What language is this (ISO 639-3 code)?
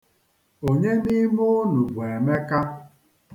ibo